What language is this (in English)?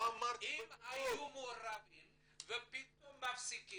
Hebrew